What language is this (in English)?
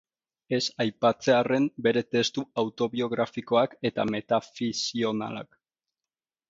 Basque